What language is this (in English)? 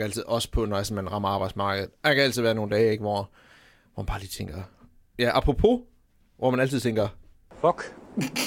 Danish